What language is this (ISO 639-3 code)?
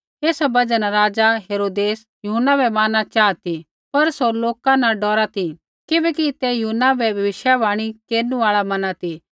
kfx